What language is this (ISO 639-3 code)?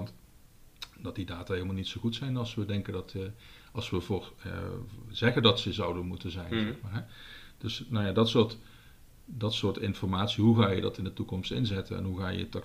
nld